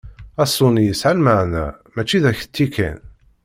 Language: Kabyle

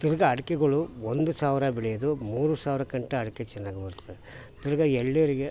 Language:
Kannada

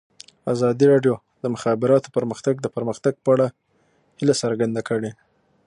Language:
Pashto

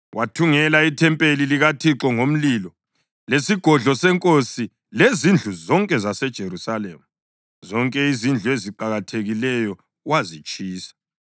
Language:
North Ndebele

